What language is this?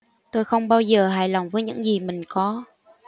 Vietnamese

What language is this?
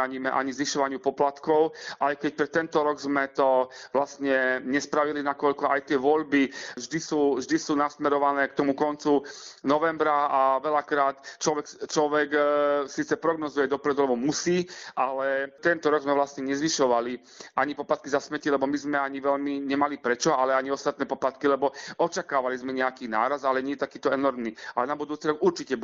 Slovak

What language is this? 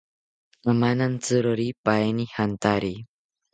South Ucayali Ashéninka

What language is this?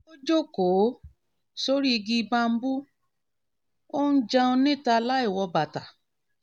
Yoruba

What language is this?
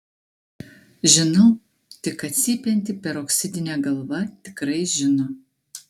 Lithuanian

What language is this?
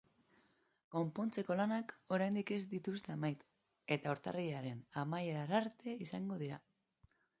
Basque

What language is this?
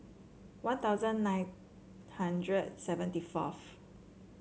English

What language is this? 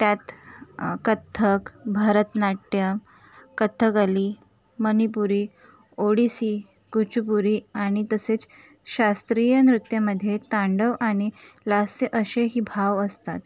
Marathi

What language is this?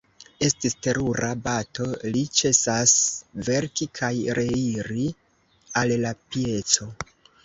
Esperanto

